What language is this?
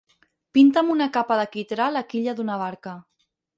Catalan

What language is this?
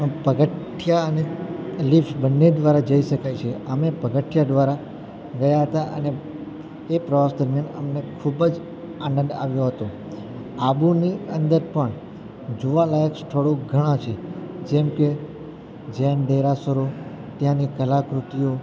Gujarati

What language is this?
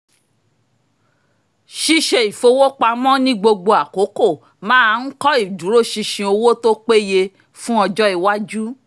Yoruba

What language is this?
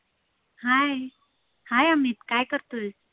Marathi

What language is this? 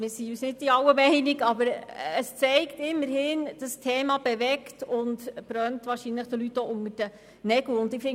Swiss German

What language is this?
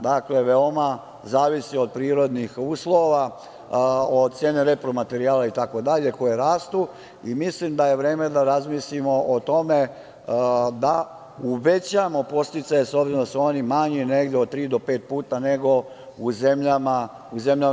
Serbian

